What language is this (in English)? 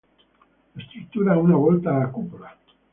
Italian